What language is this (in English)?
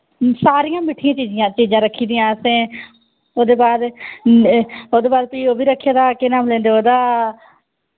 Dogri